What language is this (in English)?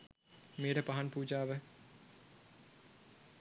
Sinhala